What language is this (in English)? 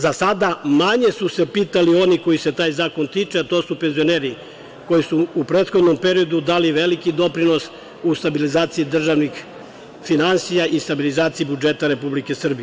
Serbian